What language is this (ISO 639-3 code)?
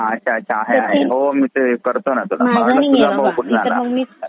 mar